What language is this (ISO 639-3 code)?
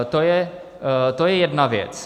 ces